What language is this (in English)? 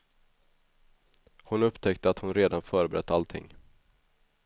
Swedish